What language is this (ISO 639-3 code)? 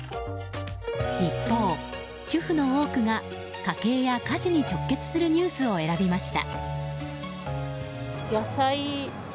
jpn